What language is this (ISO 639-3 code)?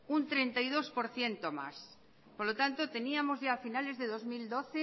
spa